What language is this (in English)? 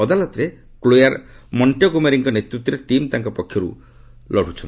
Odia